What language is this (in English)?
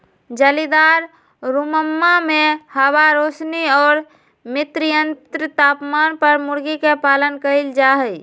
Magahi